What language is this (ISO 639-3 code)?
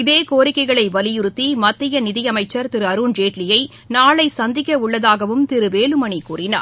tam